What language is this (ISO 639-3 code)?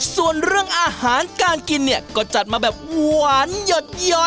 tha